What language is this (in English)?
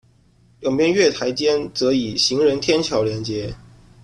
Chinese